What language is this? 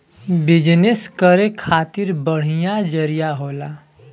Bhojpuri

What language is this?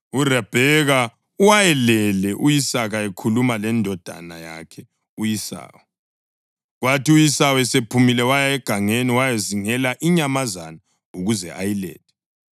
North Ndebele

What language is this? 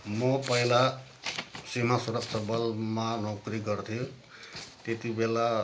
Nepali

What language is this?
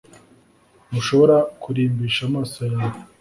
Kinyarwanda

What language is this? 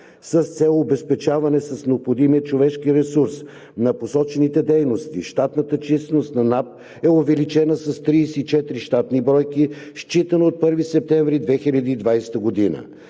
Bulgarian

